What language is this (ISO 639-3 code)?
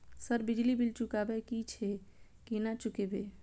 mai